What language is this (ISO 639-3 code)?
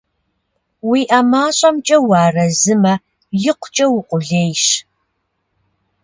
kbd